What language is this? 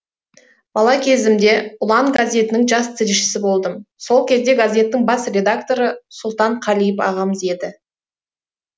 Kazakh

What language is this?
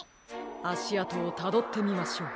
Japanese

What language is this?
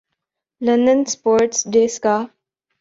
Urdu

